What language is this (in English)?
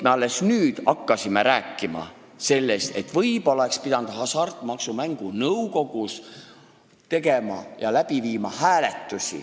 Estonian